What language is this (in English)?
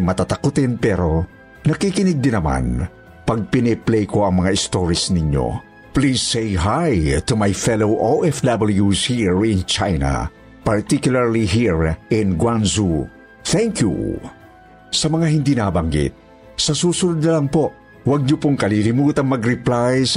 Filipino